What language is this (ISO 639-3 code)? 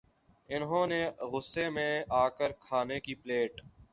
urd